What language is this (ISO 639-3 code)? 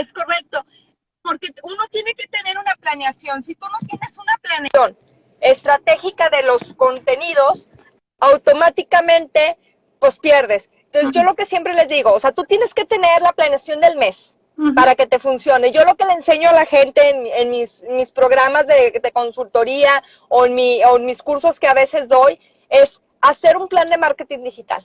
spa